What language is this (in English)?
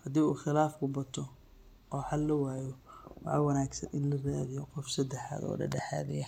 Somali